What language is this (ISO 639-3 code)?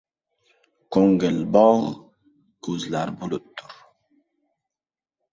uzb